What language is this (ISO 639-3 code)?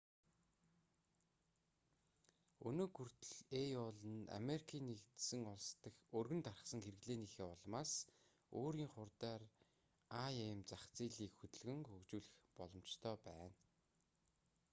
mon